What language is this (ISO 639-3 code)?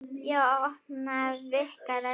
isl